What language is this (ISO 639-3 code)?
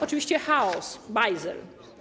pol